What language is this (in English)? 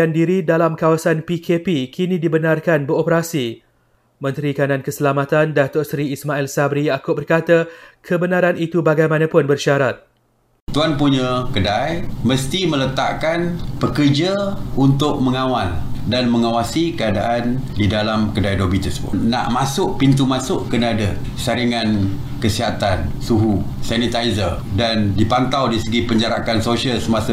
Malay